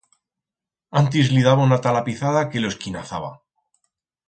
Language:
Aragonese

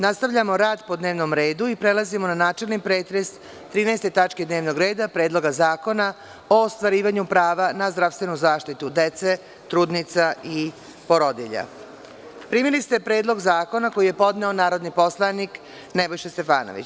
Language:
Serbian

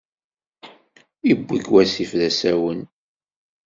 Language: Kabyle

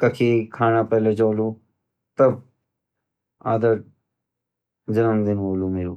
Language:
Garhwali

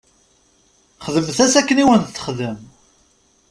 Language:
Kabyle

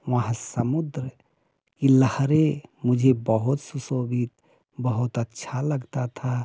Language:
Hindi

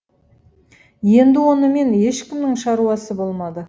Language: Kazakh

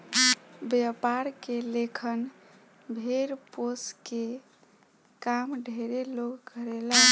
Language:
Bhojpuri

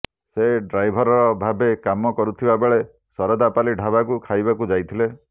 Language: Odia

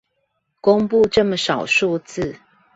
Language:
Chinese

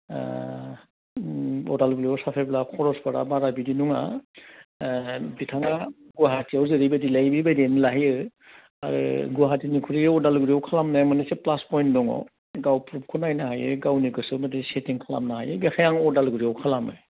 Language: Bodo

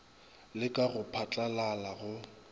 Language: Northern Sotho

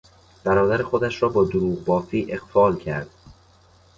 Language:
Persian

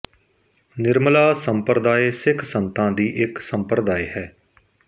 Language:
Punjabi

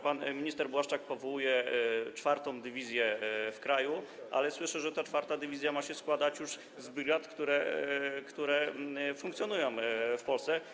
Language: Polish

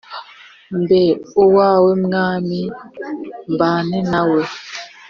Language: Kinyarwanda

